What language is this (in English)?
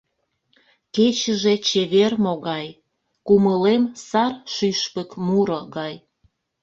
Mari